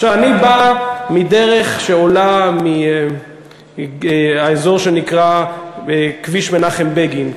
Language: Hebrew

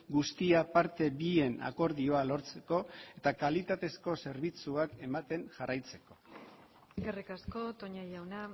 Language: Basque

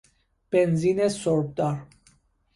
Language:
Persian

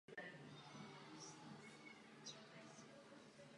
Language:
Czech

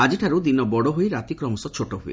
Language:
Odia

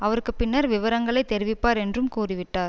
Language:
Tamil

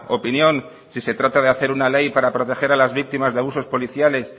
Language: Spanish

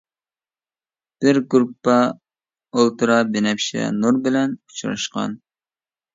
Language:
Uyghur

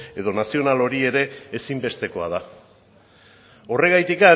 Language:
Basque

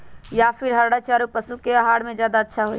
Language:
Magahi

